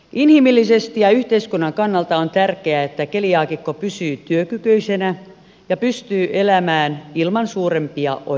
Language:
Finnish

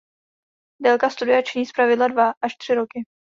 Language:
Czech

